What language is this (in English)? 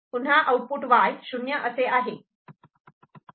Marathi